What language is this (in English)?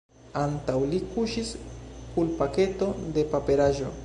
Esperanto